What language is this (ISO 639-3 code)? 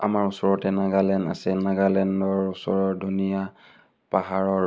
asm